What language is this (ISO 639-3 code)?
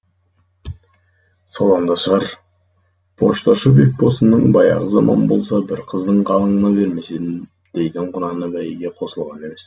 kaz